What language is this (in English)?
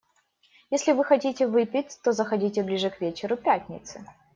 Russian